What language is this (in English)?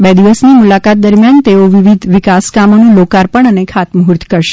Gujarati